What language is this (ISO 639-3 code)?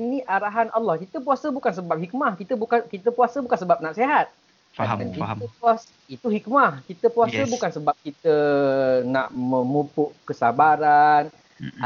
msa